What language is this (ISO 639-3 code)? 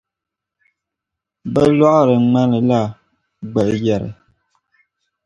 dag